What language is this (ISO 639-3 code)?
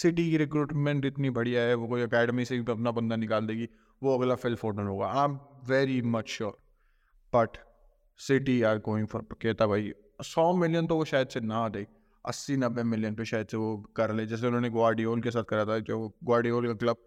hin